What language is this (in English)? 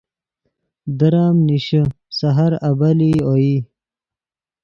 Yidgha